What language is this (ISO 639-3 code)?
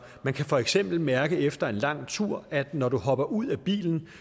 dan